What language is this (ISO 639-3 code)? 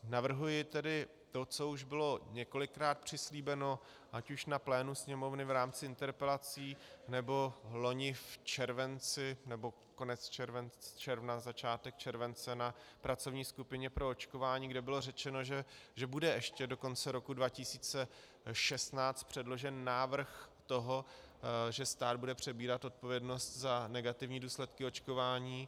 ces